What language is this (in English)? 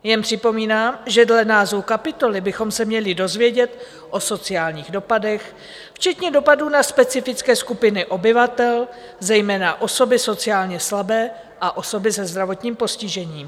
Czech